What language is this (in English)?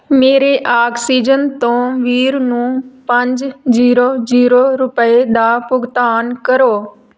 Punjabi